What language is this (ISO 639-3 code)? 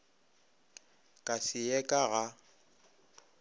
nso